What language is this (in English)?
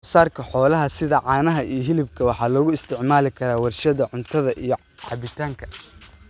Somali